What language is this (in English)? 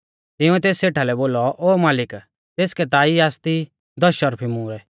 Mahasu Pahari